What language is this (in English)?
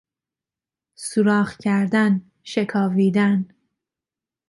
Persian